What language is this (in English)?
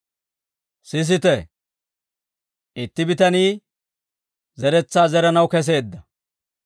Dawro